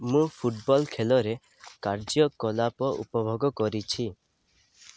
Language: Odia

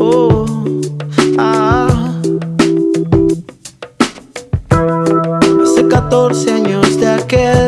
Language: Indonesian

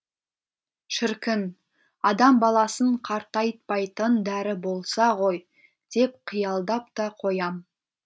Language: Kazakh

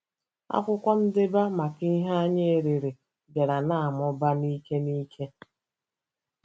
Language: Igbo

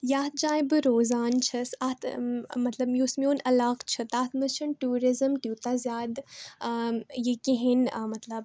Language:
Kashmiri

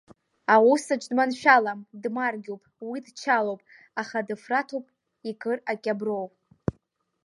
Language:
Abkhazian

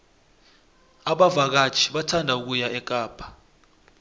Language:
South Ndebele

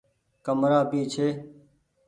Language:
Goaria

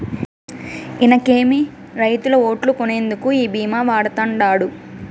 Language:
Telugu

